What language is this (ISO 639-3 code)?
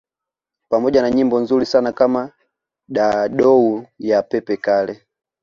swa